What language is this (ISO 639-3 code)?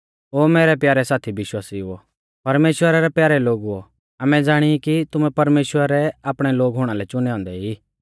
bfz